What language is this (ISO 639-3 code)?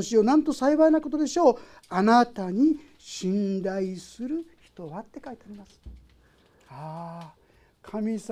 jpn